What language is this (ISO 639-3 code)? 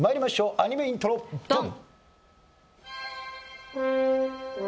jpn